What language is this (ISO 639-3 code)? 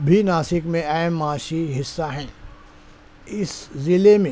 urd